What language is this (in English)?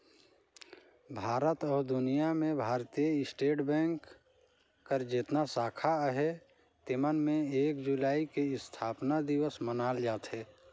Chhattisgarhi